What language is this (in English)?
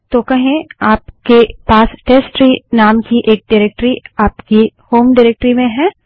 Hindi